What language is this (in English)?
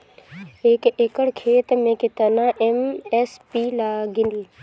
Bhojpuri